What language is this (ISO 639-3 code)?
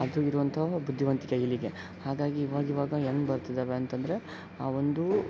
kan